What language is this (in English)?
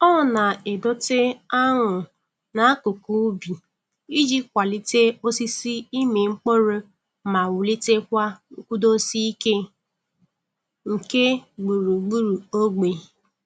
Igbo